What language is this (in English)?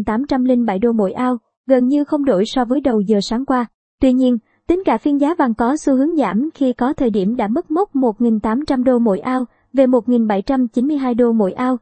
Vietnamese